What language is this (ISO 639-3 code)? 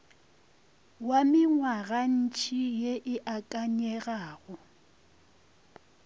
nso